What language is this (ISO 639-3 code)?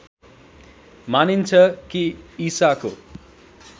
nep